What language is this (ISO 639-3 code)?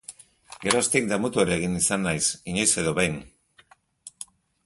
eus